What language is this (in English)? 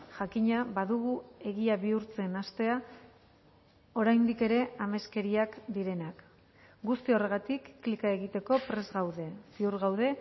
Basque